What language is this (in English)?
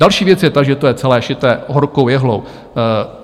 Czech